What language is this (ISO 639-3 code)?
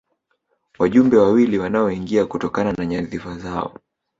swa